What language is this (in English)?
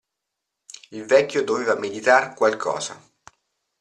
Italian